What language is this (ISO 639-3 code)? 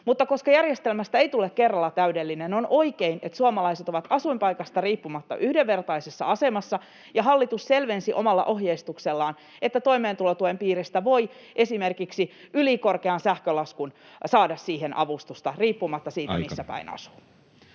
fin